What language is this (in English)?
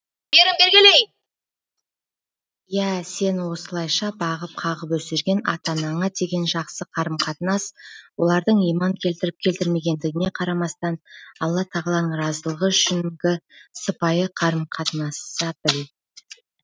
Kazakh